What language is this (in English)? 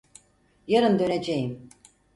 Turkish